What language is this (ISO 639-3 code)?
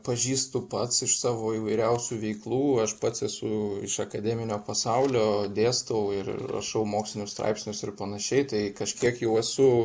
lit